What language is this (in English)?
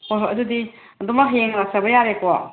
Manipuri